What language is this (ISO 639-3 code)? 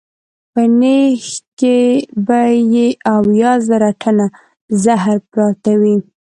pus